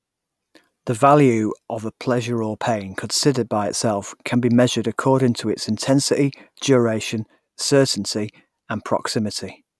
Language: English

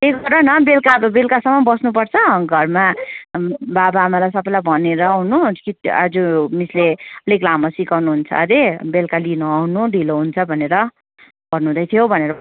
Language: Nepali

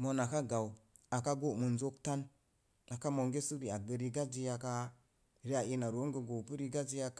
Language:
Mom Jango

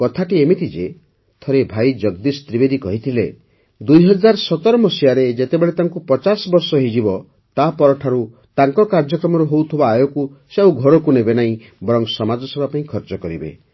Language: Odia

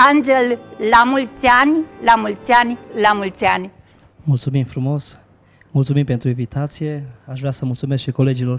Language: Romanian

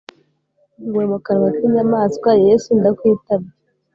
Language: Kinyarwanda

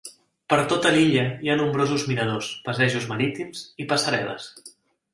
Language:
Catalan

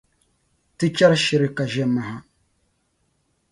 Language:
Dagbani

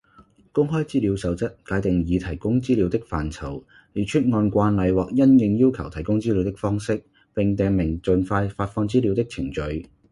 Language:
Cantonese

